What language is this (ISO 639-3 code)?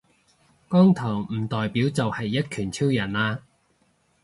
yue